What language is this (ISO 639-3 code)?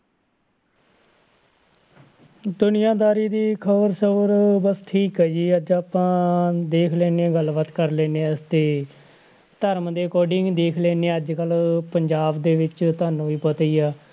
pan